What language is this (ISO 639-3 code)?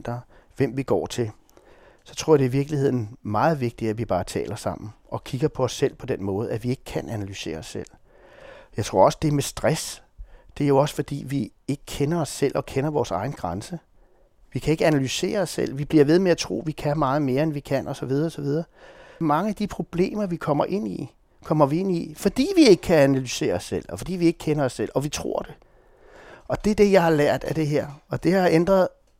dan